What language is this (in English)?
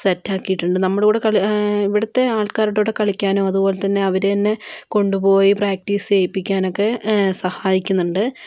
Malayalam